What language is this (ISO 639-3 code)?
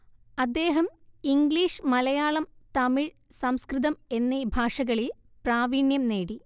mal